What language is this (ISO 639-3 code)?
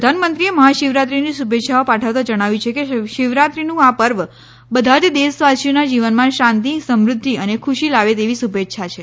guj